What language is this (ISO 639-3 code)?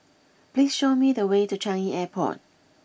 eng